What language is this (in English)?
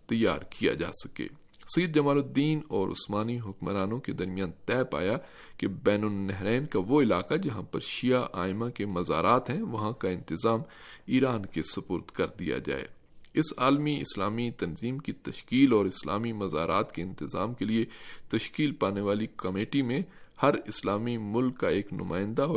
Urdu